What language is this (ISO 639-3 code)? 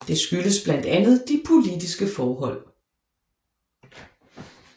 dan